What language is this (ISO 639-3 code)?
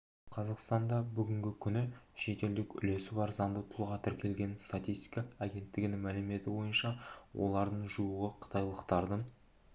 kaz